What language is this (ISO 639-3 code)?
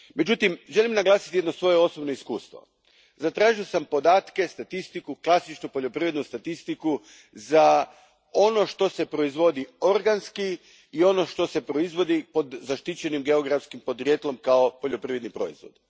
hrv